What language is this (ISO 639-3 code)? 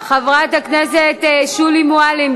heb